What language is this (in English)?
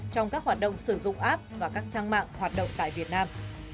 Vietnamese